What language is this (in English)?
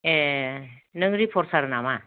Bodo